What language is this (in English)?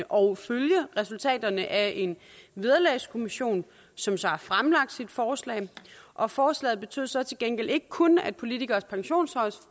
Danish